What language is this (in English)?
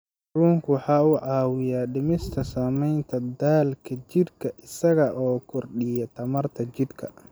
Somali